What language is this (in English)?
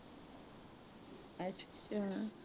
Punjabi